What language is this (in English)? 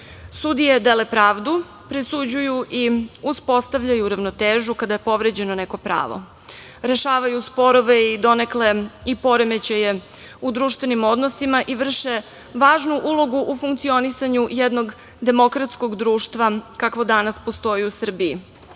Serbian